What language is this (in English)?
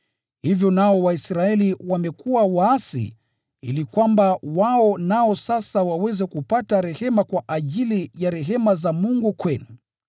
Swahili